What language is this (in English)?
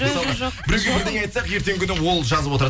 Kazakh